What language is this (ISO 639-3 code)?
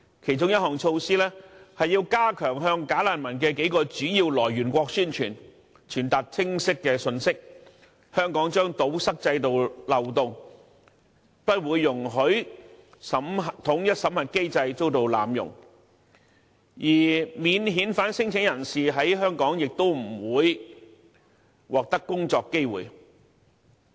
yue